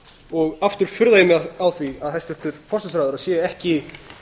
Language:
Icelandic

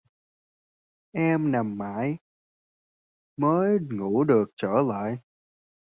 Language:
Vietnamese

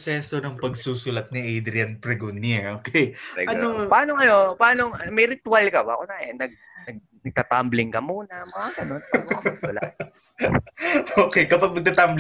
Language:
Filipino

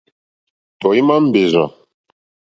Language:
Mokpwe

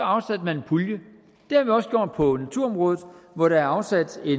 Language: Danish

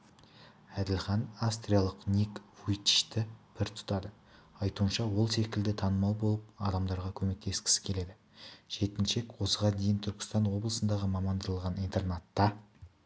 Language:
Kazakh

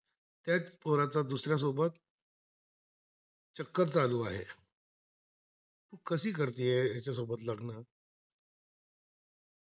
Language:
Marathi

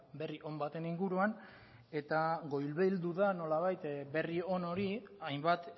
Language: Basque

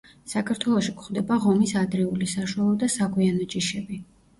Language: Georgian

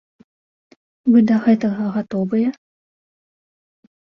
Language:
Belarusian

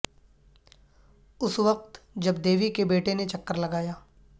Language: Urdu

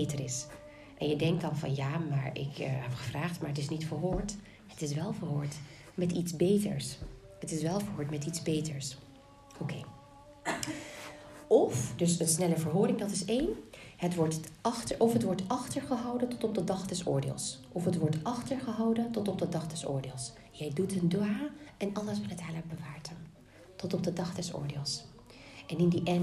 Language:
Dutch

